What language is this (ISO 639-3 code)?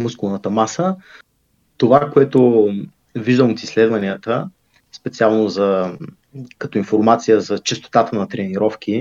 bul